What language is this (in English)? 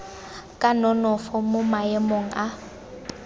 Tswana